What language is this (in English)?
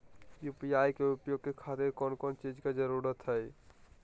Magahi